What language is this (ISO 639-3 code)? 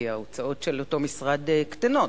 heb